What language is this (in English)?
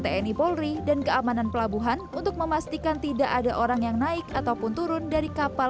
Indonesian